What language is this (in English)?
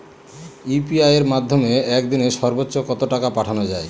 Bangla